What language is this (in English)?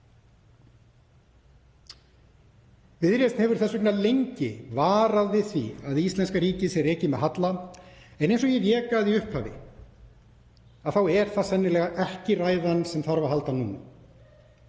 Icelandic